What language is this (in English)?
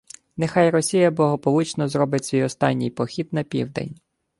Ukrainian